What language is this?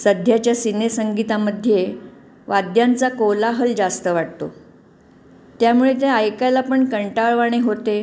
Marathi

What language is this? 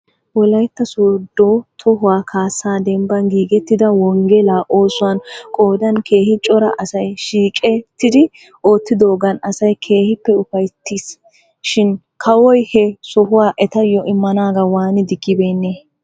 Wolaytta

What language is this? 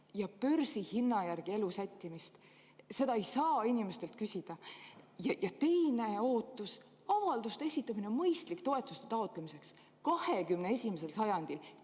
Estonian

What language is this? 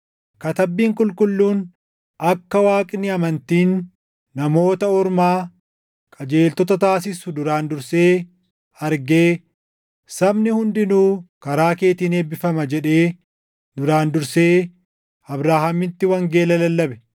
Oromo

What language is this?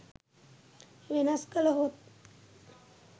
Sinhala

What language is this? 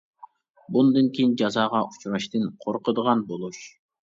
Uyghur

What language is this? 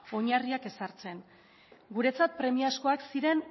Basque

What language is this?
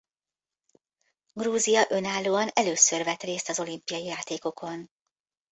Hungarian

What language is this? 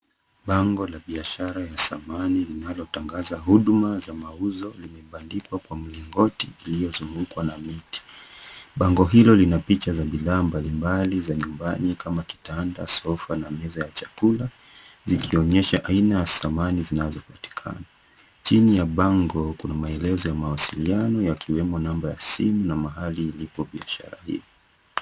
Swahili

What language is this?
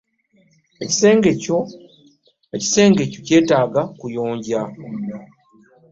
Ganda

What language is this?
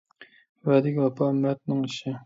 Uyghur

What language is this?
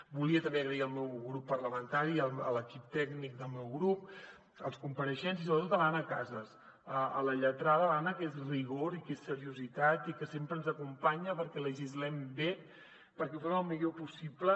Catalan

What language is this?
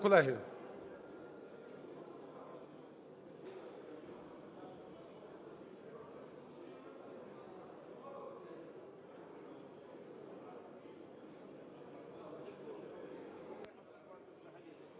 Ukrainian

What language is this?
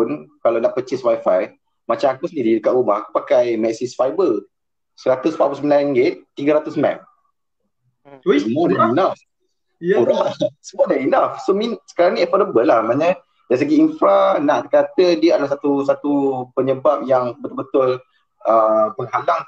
Malay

